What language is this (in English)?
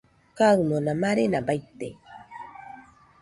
Nüpode Huitoto